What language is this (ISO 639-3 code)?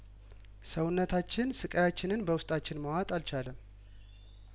amh